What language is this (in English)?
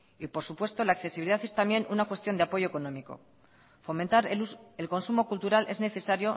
Spanish